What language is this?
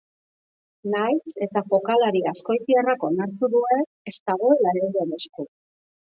Basque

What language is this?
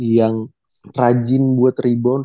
Indonesian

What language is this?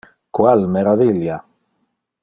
Interlingua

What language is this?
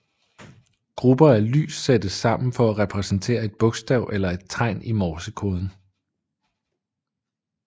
Danish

